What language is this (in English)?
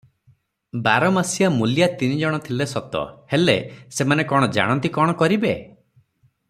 Odia